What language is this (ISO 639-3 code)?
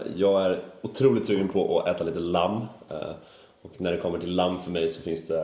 swe